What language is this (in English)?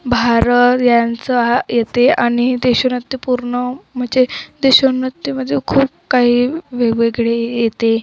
Marathi